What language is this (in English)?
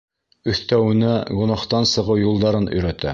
Bashkir